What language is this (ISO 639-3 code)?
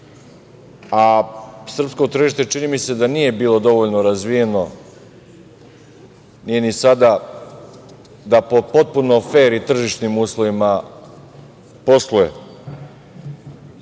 srp